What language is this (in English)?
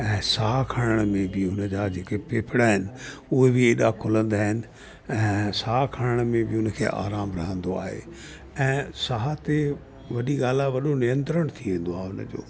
Sindhi